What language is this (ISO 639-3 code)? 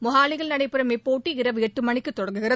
tam